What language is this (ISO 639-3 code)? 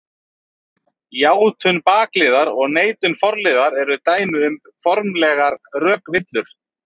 isl